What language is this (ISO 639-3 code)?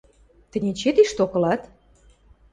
mrj